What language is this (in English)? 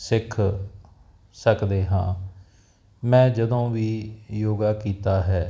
Punjabi